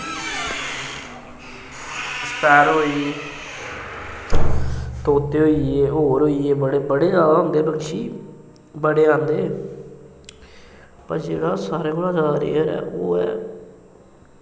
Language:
Dogri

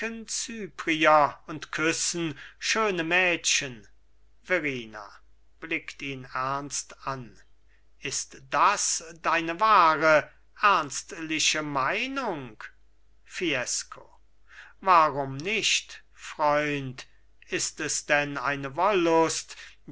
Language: German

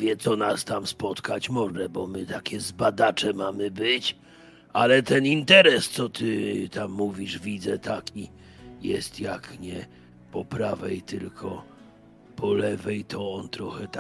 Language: Polish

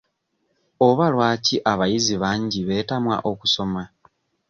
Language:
Ganda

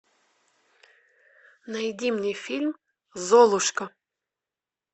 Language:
Russian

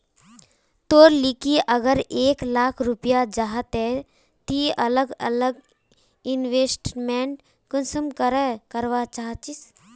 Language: Magahi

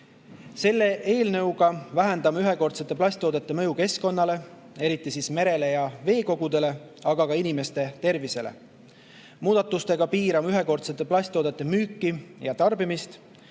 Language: Estonian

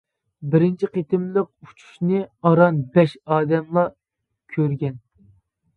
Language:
Uyghur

